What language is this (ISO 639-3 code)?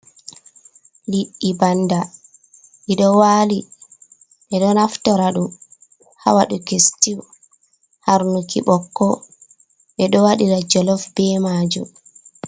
ful